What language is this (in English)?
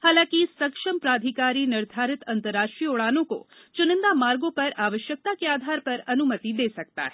Hindi